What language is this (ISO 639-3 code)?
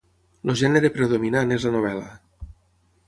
cat